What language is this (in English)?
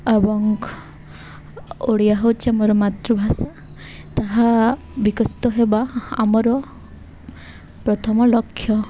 Odia